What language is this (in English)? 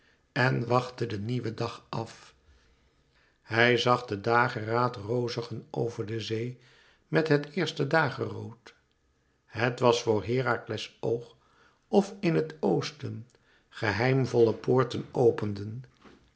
Dutch